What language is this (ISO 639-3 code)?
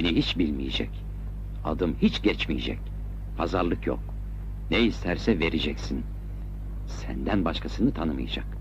tur